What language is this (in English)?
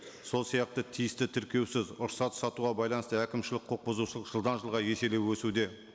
Kazakh